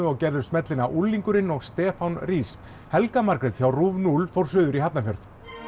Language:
Icelandic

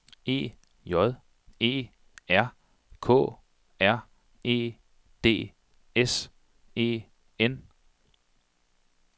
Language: Danish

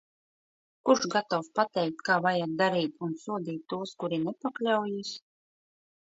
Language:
Latvian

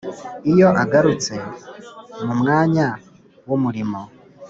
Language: Kinyarwanda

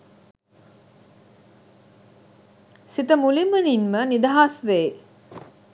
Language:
Sinhala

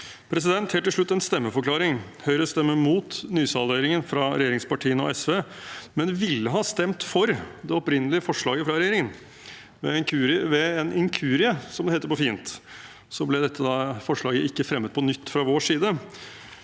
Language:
Norwegian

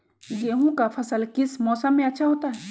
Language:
Magahi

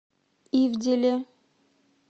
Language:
Russian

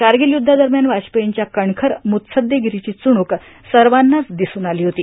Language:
Marathi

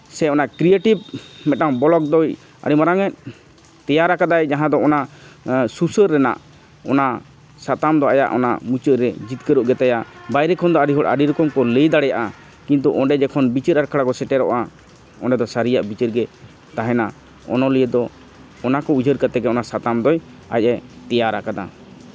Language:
Santali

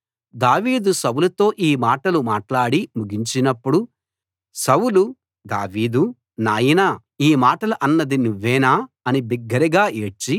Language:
Telugu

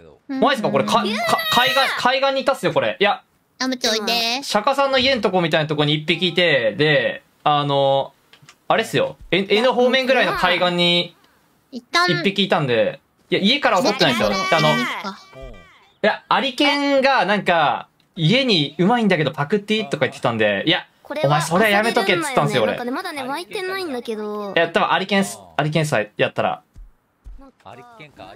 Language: Japanese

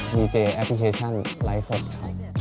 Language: Thai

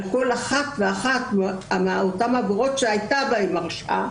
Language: Hebrew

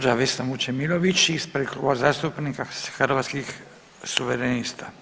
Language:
Croatian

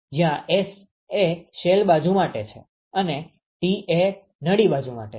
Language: Gujarati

